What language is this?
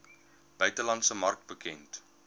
Afrikaans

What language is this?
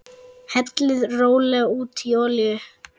Icelandic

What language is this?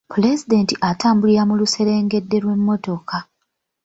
Ganda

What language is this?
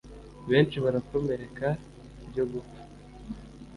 Kinyarwanda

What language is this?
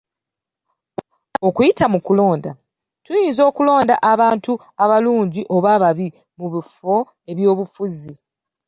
Ganda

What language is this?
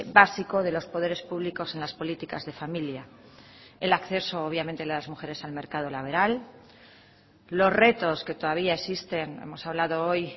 Spanish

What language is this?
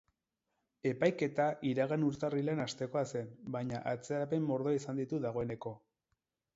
Basque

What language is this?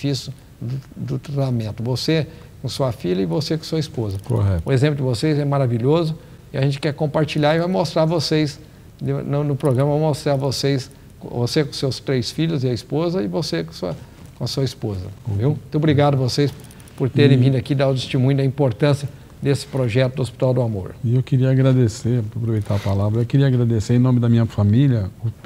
Portuguese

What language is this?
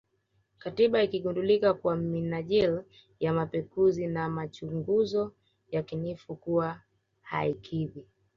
Swahili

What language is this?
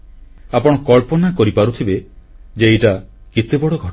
Odia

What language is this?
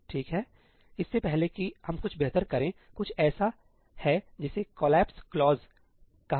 Hindi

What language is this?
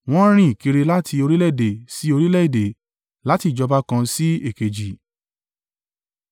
Yoruba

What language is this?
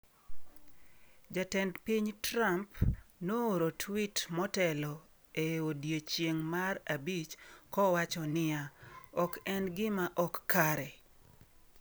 Luo (Kenya and Tanzania)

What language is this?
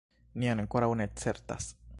Esperanto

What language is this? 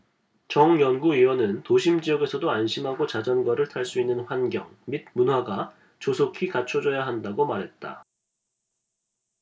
Korean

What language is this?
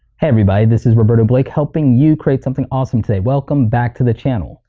English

